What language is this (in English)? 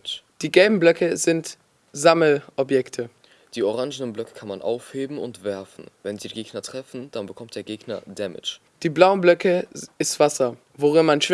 German